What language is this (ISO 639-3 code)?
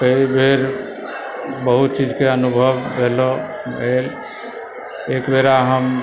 mai